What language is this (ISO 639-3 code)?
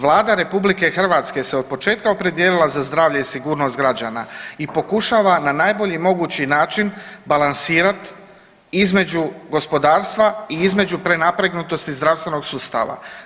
hrv